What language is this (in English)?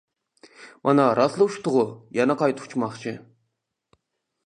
Uyghur